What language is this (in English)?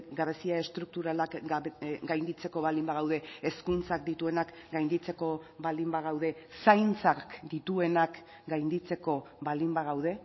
Basque